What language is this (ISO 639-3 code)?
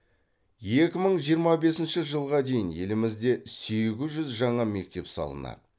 kaz